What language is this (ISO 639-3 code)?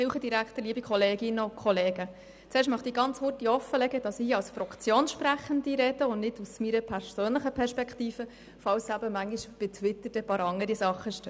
gsw